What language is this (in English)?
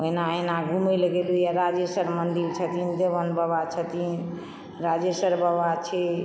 Maithili